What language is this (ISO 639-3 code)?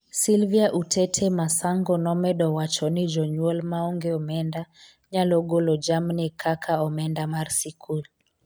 luo